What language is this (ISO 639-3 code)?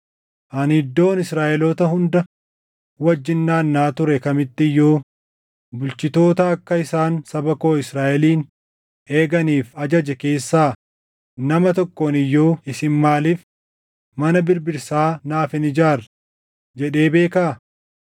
orm